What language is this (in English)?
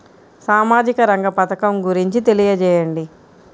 Telugu